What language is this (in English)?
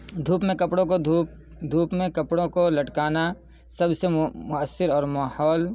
Urdu